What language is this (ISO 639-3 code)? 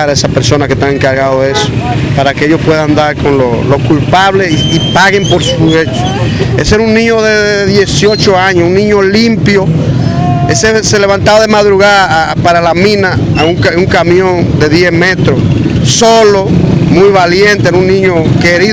spa